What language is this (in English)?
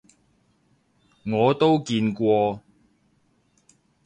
Cantonese